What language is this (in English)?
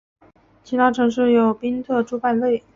Chinese